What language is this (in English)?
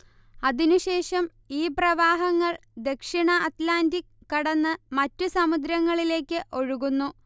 Malayalam